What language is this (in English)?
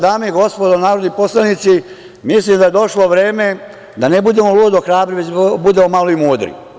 Serbian